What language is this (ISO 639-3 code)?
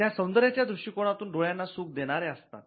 mar